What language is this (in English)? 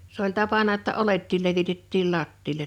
Finnish